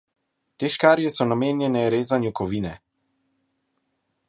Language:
Slovenian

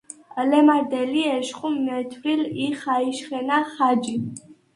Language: Svan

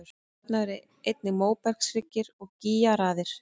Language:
Icelandic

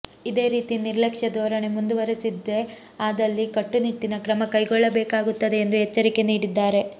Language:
Kannada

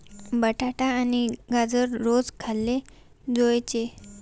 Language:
Marathi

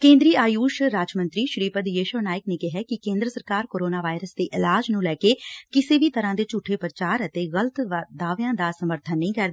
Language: Punjabi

